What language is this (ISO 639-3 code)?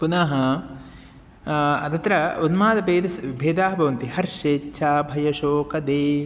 san